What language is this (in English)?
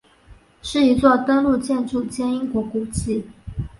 Chinese